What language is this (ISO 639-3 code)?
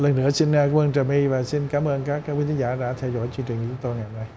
vie